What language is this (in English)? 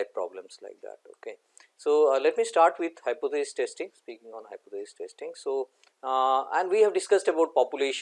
English